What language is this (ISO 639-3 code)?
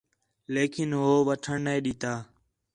xhe